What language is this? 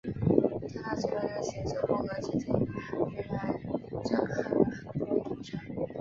Chinese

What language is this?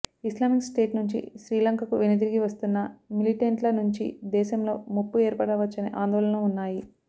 Telugu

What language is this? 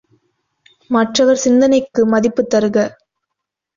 Tamil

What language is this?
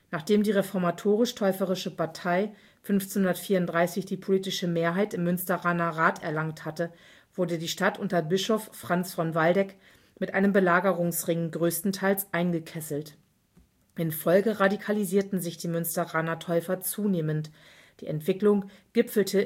German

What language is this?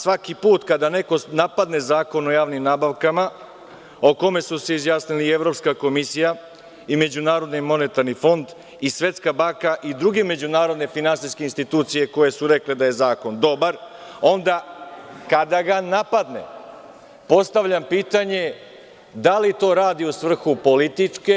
Serbian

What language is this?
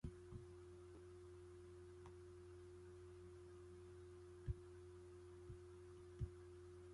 Chinese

